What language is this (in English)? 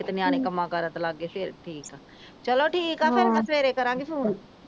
Punjabi